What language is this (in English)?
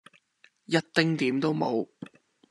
Cantonese